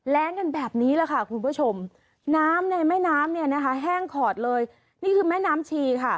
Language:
Thai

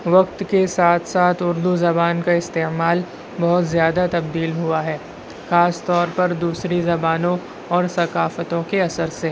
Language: Urdu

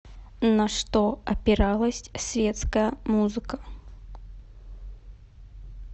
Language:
Russian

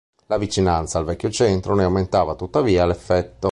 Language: Italian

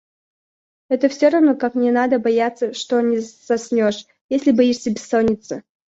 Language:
Russian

